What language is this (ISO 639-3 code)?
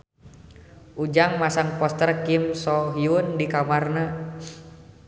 sun